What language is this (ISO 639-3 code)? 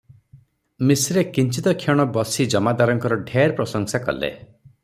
ori